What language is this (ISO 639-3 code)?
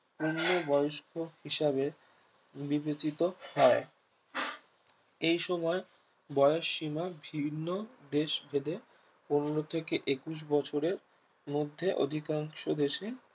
ben